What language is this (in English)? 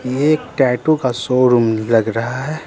Hindi